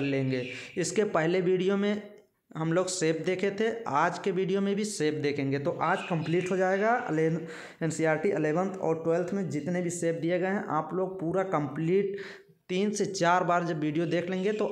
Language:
Hindi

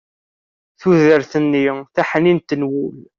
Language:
Kabyle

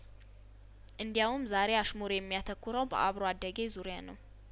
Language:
Amharic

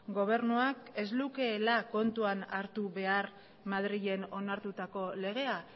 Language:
Basque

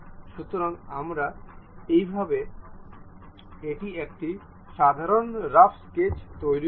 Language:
Bangla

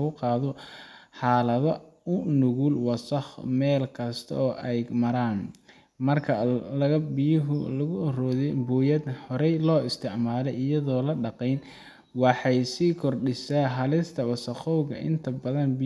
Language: Somali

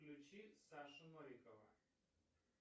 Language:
Russian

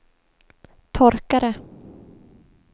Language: Swedish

